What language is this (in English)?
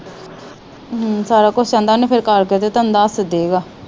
Punjabi